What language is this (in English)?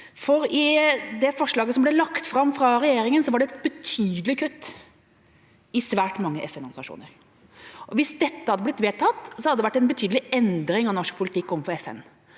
Norwegian